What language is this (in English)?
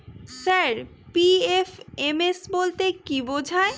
Bangla